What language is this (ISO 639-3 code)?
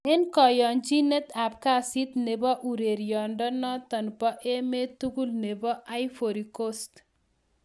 kln